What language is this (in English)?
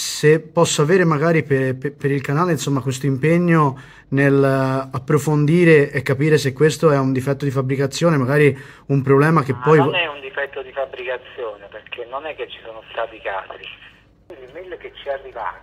Italian